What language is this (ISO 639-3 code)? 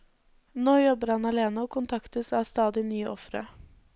nor